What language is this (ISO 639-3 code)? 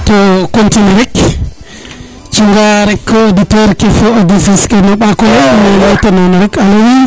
srr